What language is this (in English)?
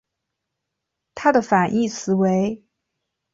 Chinese